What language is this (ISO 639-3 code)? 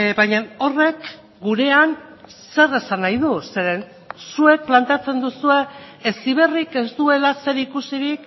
eus